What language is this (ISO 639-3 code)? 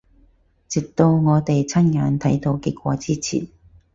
yue